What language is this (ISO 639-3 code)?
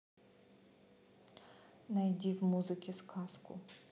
rus